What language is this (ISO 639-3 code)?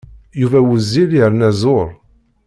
kab